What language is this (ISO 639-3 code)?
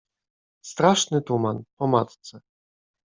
pol